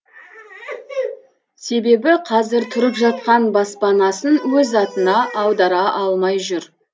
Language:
Kazakh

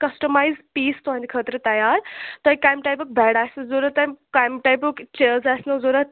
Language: Kashmiri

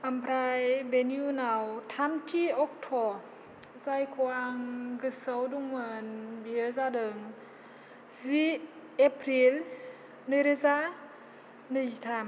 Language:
Bodo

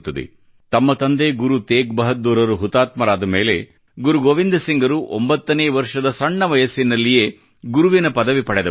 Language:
Kannada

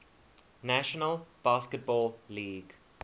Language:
English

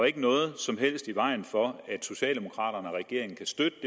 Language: Danish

